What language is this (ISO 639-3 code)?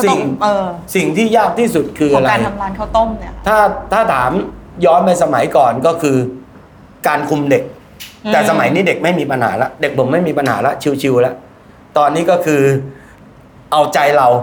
tha